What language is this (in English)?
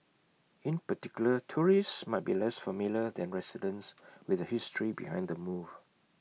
English